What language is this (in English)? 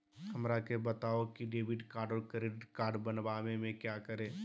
Magahi